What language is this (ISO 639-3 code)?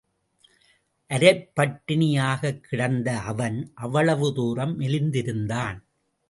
tam